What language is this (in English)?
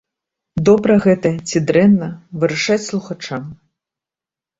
Belarusian